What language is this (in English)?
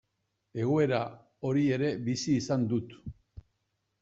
Basque